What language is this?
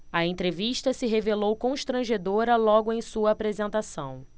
Portuguese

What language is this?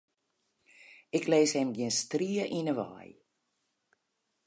Western Frisian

